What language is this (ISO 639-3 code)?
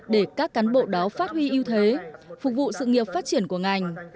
vie